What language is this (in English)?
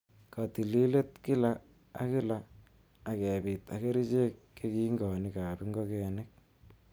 Kalenjin